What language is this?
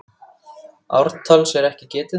Icelandic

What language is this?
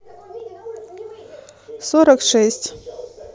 Russian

